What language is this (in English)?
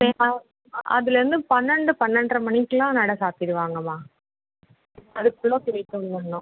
Tamil